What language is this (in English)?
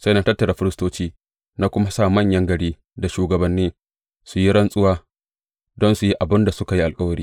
Hausa